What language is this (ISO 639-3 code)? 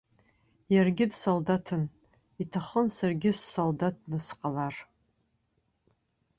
abk